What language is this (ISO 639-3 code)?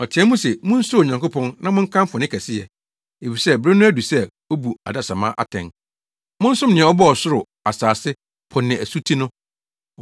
aka